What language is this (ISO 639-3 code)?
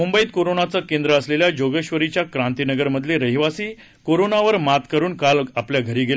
mar